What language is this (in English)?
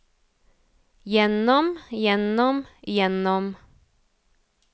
Norwegian